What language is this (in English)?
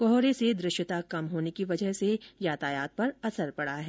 Hindi